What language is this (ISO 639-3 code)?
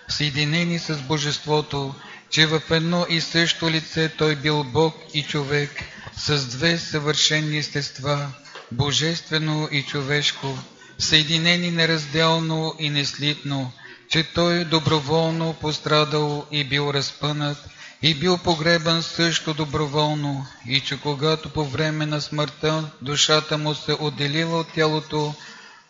bul